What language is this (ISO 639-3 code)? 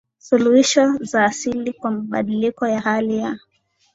swa